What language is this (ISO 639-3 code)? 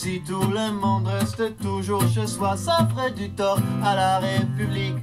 fra